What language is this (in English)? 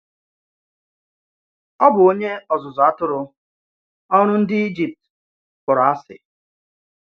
Igbo